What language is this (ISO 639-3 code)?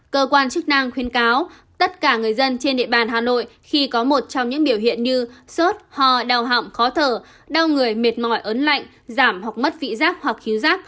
vie